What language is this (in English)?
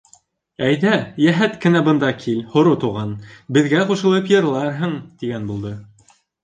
Bashkir